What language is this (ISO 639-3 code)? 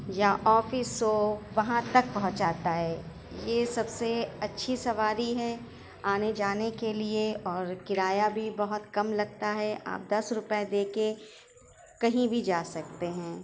urd